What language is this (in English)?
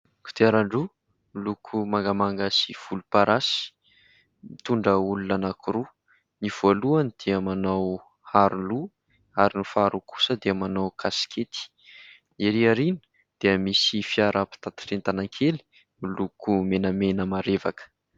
Malagasy